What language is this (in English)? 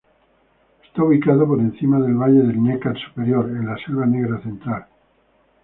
Spanish